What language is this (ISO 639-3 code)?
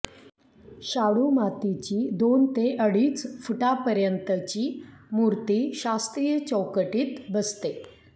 mar